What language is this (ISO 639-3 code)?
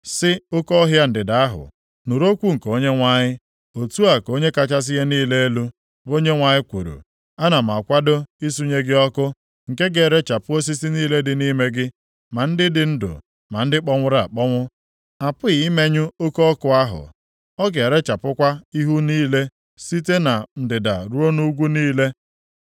ibo